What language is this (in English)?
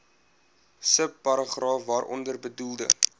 Afrikaans